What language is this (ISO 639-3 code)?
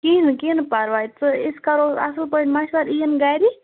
kas